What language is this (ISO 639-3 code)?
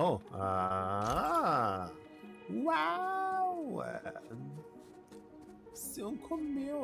por